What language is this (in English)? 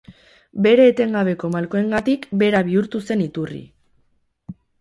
Basque